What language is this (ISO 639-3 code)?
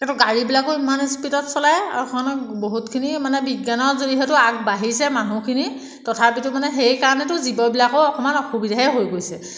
asm